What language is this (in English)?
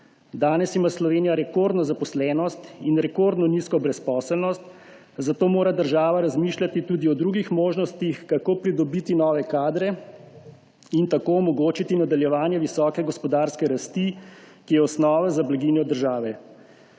Slovenian